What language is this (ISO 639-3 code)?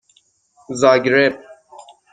fas